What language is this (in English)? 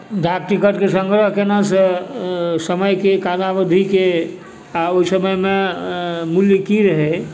Maithili